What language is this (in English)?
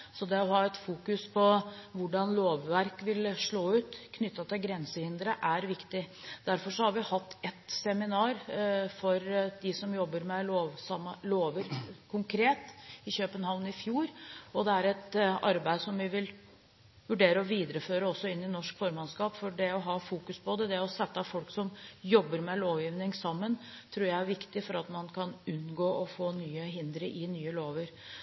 Norwegian Bokmål